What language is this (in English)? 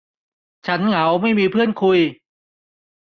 Thai